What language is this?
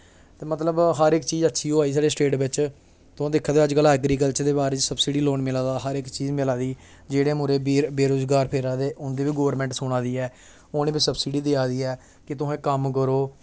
Dogri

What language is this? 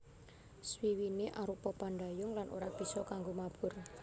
Javanese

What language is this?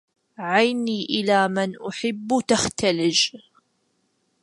Arabic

